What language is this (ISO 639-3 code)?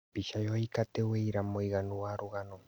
kik